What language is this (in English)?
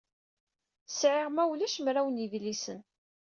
Kabyle